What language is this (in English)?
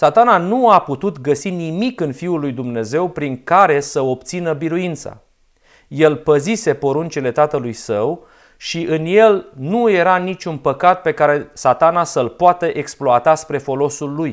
Romanian